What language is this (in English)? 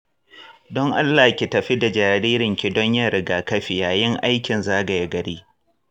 Hausa